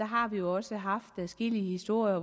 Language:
Danish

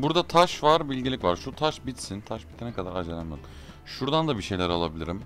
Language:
Turkish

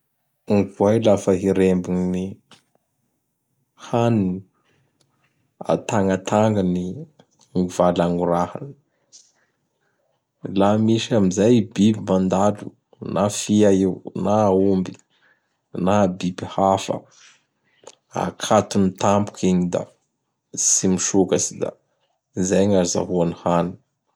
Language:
Bara Malagasy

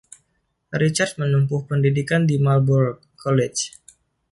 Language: Indonesian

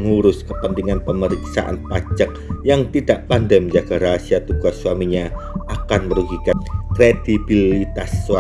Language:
Indonesian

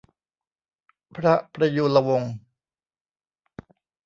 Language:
Thai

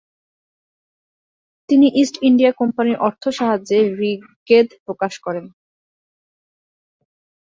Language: Bangla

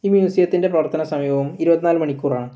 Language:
Malayalam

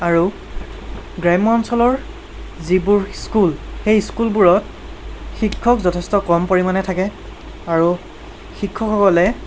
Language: Assamese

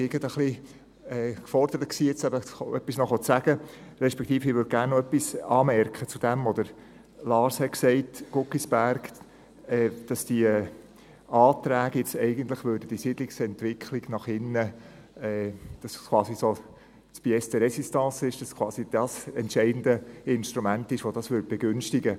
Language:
Swiss German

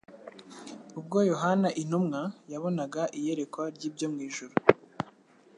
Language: Kinyarwanda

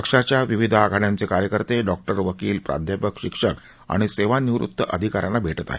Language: Marathi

